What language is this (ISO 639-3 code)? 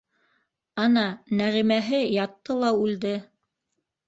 bak